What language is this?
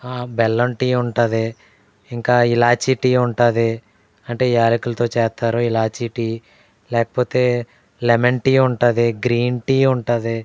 Telugu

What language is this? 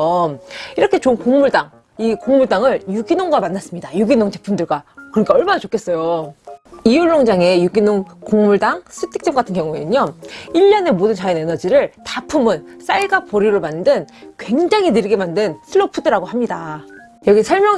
Korean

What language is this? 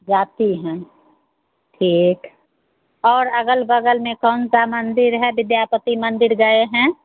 Hindi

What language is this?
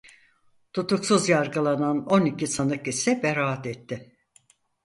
Turkish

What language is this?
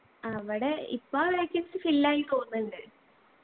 Malayalam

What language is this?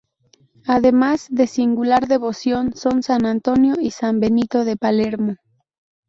Spanish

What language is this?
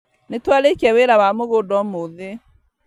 Kikuyu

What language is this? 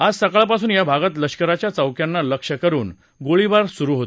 Marathi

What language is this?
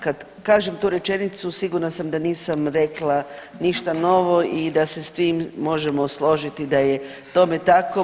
Croatian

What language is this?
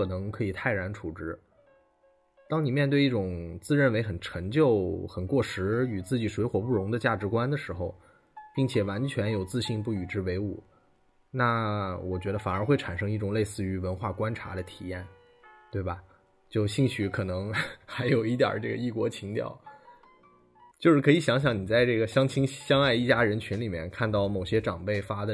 Chinese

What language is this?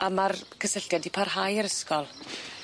Welsh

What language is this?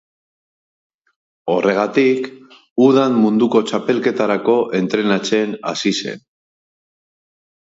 Basque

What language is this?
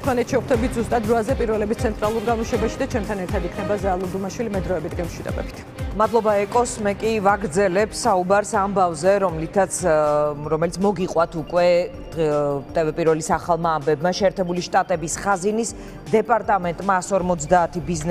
Romanian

